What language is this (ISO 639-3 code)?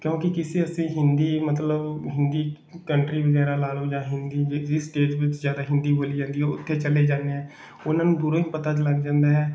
pan